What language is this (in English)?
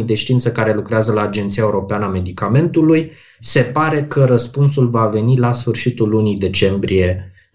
Romanian